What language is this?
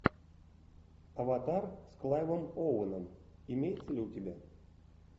Russian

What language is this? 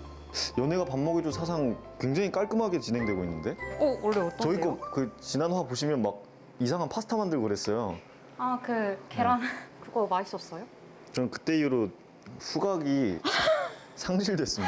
Korean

